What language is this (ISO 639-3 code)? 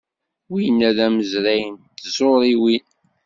kab